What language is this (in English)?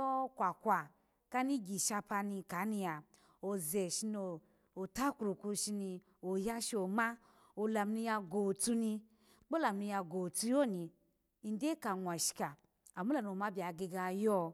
Alago